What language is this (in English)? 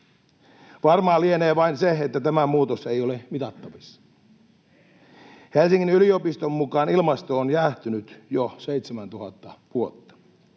Finnish